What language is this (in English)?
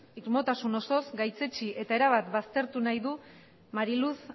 Basque